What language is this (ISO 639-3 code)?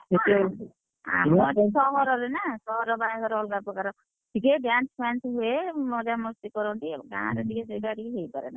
ori